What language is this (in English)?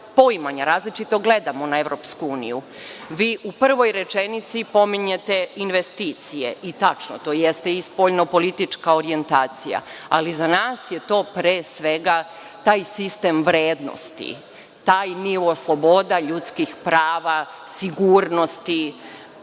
Serbian